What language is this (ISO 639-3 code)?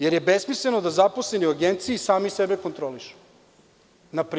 srp